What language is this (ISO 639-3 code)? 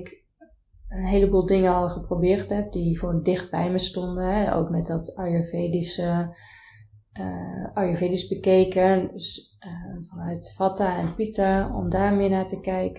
nld